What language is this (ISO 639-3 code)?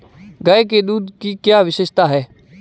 hin